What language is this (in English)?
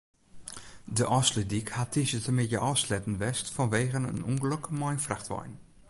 Western Frisian